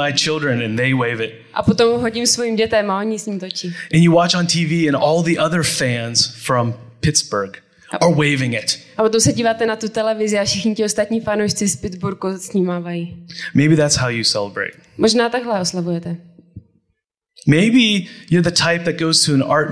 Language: Czech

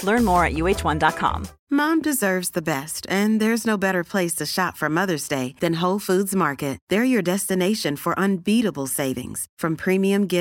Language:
Swedish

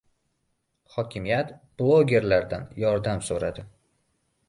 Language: Uzbek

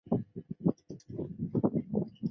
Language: Chinese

